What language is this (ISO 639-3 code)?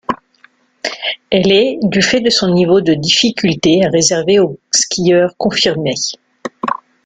fra